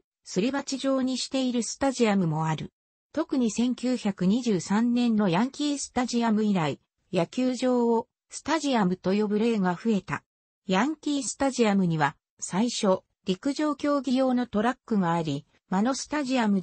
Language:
Japanese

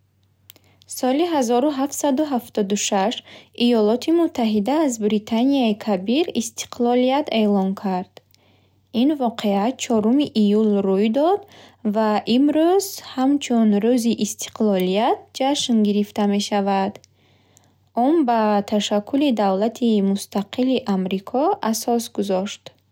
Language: Bukharic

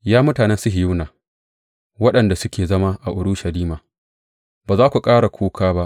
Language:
Hausa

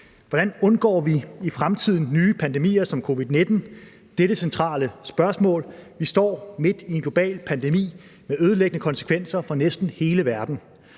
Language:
Danish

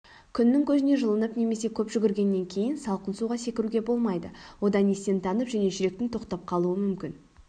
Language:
Kazakh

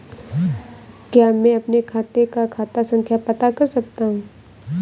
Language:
Hindi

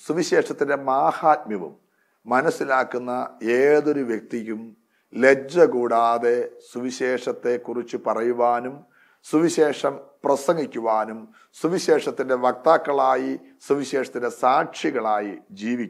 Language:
Malayalam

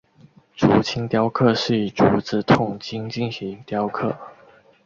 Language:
Chinese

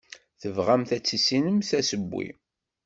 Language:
Kabyle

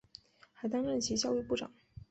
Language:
Chinese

